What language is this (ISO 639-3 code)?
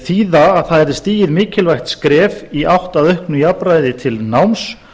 isl